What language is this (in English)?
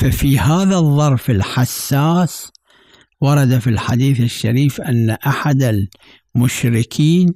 Arabic